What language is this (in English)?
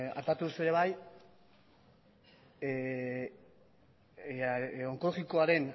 Basque